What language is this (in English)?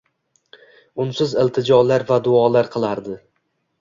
Uzbek